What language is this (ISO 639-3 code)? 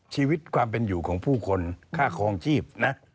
tha